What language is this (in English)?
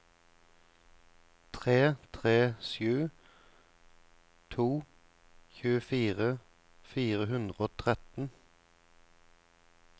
Norwegian